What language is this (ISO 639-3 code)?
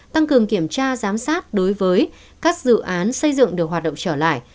vie